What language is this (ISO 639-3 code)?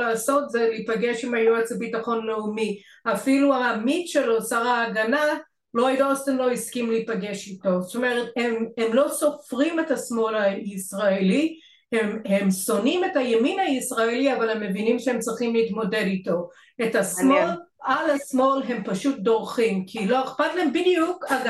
heb